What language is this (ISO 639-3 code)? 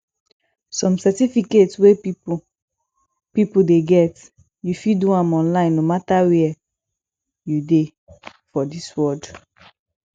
pcm